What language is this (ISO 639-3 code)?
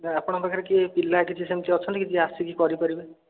ori